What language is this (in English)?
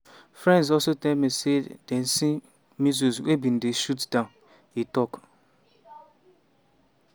Nigerian Pidgin